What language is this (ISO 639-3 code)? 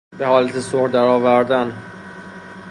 fas